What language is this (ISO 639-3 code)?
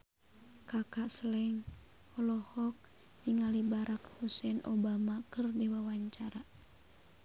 sun